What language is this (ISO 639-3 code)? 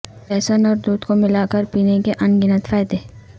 urd